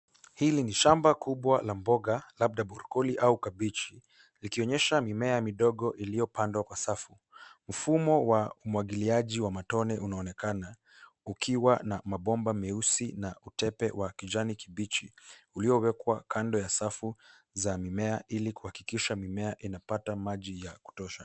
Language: Swahili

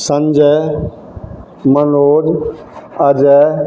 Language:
Maithili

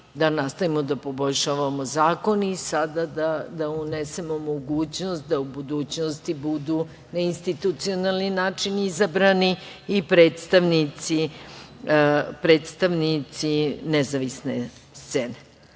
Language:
Serbian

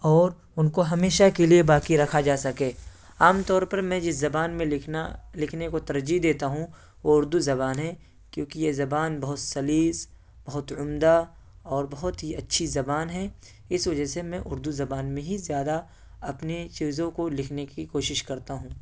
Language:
Urdu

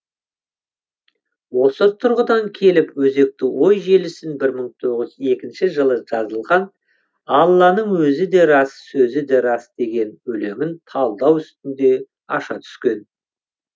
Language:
Kazakh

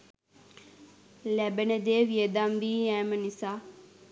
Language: Sinhala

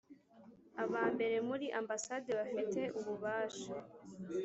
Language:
Kinyarwanda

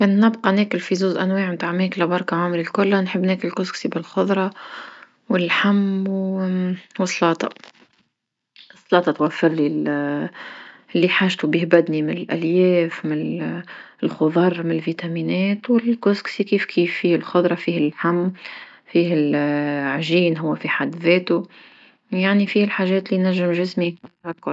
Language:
Tunisian Arabic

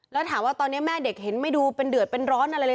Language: Thai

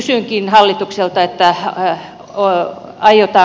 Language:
Finnish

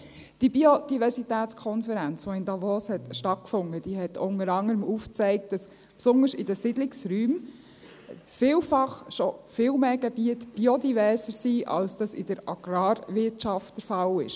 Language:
Swiss German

